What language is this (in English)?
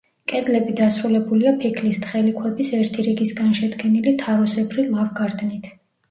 Georgian